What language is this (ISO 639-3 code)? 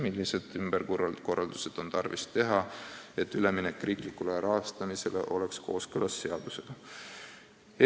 est